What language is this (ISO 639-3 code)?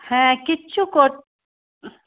ben